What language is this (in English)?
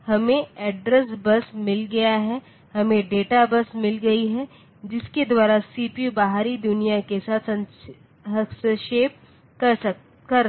Hindi